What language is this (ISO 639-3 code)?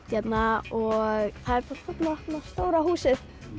isl